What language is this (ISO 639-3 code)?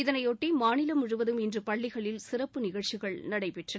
tam